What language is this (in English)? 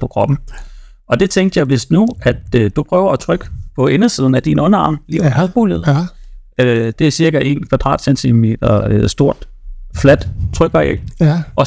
Danish